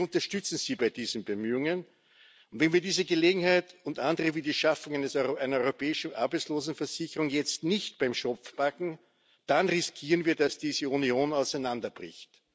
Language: German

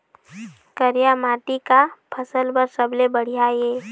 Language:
Chhattisgarhi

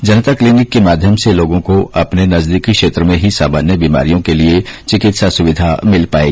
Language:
Hindi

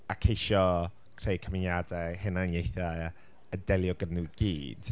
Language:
Welsh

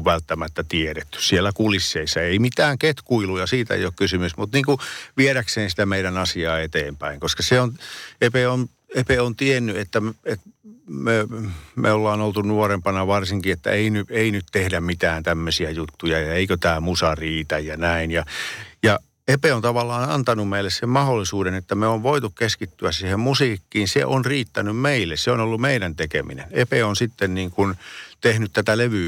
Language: Finnish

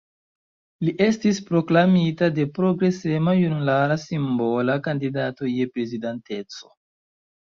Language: Esperanto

